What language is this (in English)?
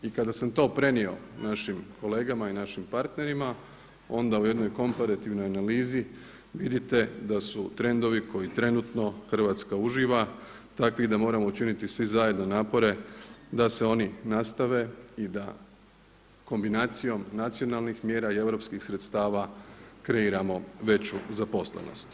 Croatian